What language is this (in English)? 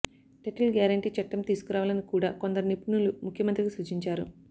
Telugu